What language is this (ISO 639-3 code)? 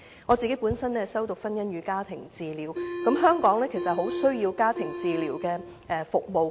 yue